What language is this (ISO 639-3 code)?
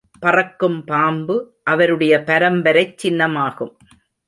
tam